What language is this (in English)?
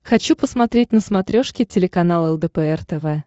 Russian